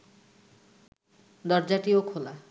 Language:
Bangla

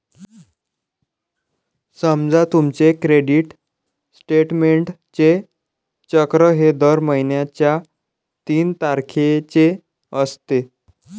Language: Marathi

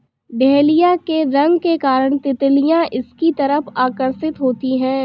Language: Hindi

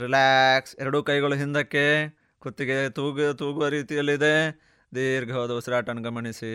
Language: Kannada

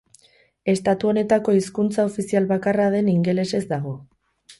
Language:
Basque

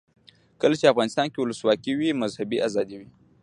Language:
Pashto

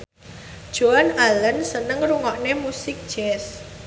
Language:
Javanese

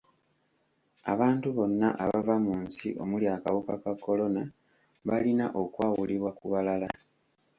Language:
Ganda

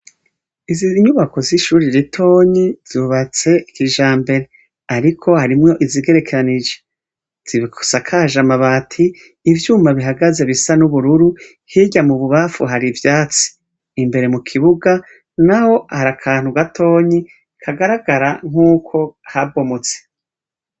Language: Rundi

